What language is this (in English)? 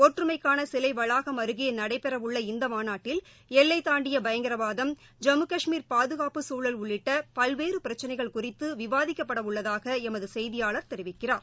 Tamil